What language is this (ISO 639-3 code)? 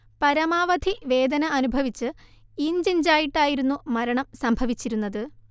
mal